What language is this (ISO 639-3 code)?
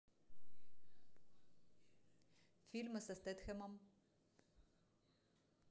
rus